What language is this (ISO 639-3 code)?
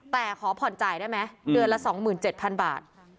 tha